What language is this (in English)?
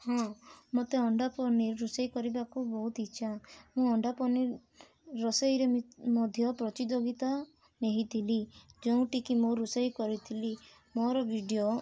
Odia